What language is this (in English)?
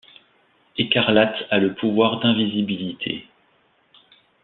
French